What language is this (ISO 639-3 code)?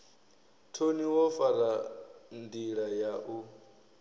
ven